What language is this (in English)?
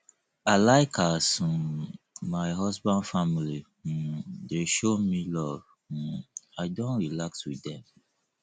Nigerian Pidgin